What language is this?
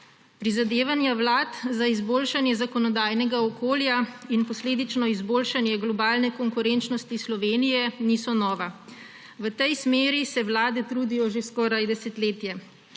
Slovenian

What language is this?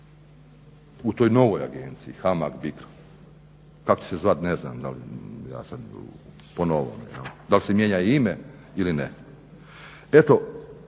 Croatian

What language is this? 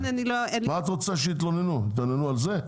Hebrew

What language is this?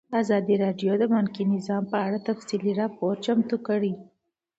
Pashto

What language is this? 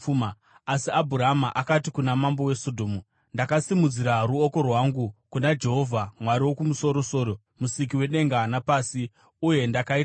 Shona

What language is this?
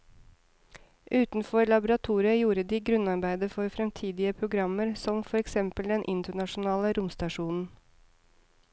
Norwegian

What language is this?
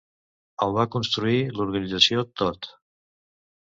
Catalan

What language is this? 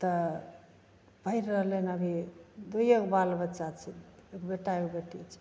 Maithili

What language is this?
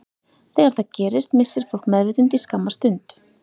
Icelandic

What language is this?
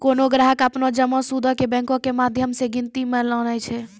Maithili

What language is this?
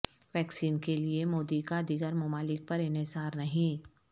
Urdu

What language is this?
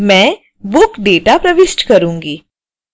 Hindi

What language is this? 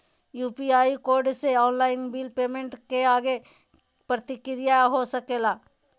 Magahi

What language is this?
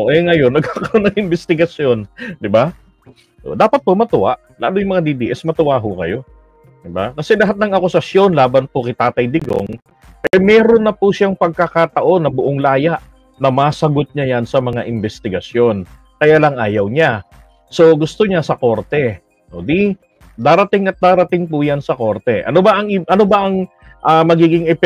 Filipino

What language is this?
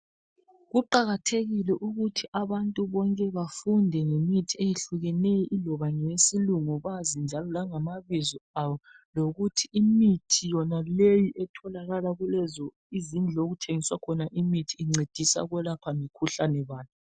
North Ndebele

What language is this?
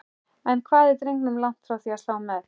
Icelandic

